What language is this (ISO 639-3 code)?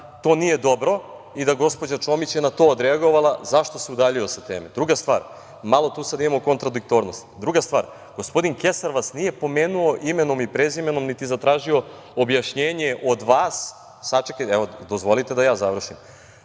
srp